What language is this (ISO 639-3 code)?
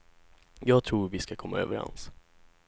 swe